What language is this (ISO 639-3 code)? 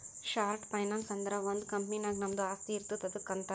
kan